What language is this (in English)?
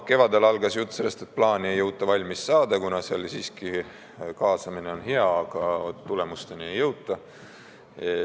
Estonian